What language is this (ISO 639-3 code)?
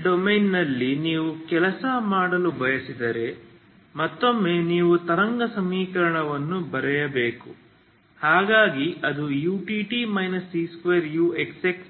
kan